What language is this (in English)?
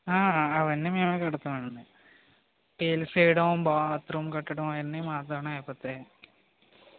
Telugu